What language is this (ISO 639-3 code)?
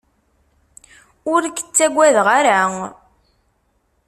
kab